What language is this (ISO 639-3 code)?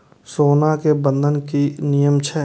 mai